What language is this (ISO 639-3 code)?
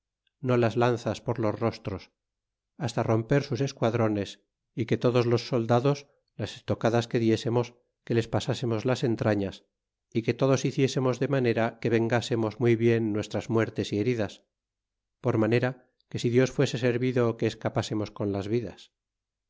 spa